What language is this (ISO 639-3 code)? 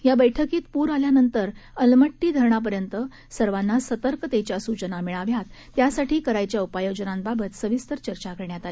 mar